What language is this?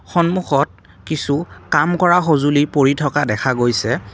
Assamese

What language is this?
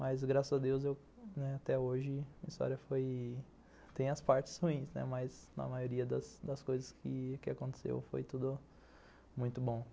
Portuguese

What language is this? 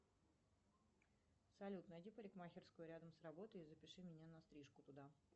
Russian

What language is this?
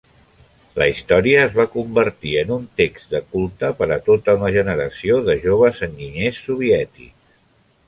Catalan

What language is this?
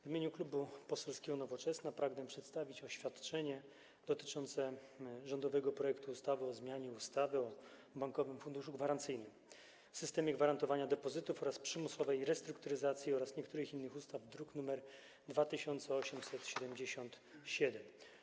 Polish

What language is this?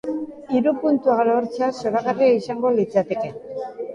Basque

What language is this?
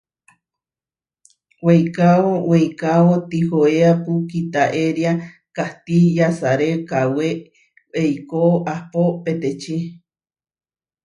Huarijio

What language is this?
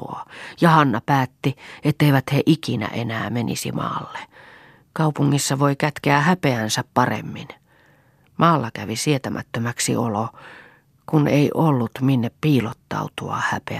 Finnish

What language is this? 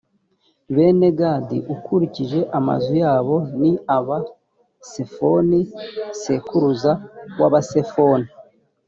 Kinyarwanda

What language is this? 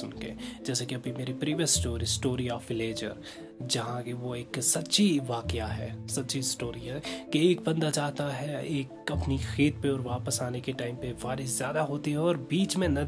Hindi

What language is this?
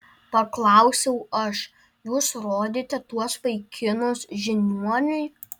Lithuanian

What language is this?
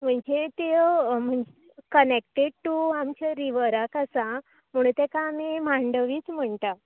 Konkani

